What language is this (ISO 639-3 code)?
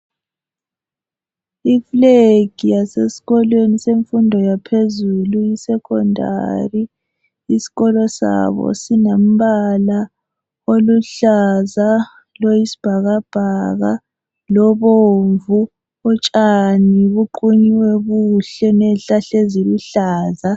nde